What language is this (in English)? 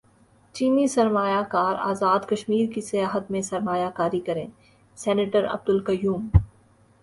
Urdu